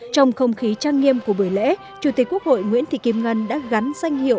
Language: Vietnamese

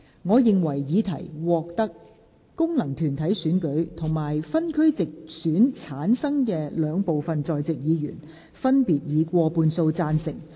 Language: Cantonese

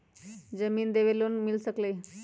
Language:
Magahi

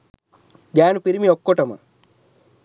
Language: Sinhala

